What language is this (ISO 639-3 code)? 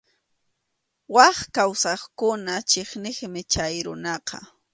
qxu